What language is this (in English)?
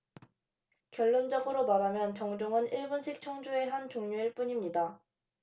Korean